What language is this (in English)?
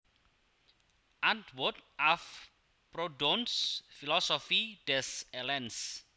Javanese